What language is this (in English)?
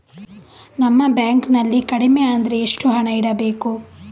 Kannada